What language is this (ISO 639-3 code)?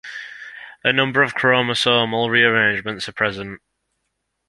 eng